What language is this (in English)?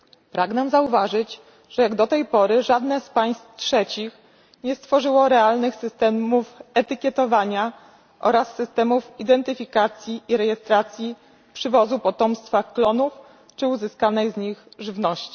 Polish